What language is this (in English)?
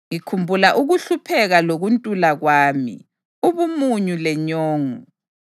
North Ndebele